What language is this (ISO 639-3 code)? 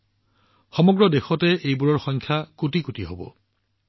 asm